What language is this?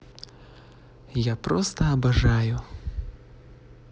Russian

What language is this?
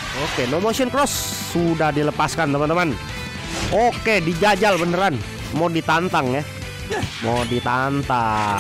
Indonesian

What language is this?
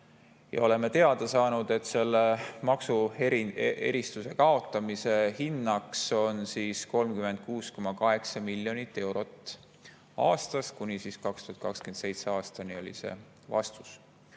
Estonian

